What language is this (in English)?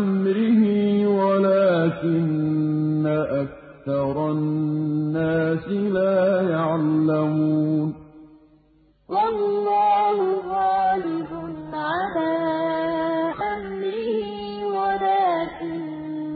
Arabic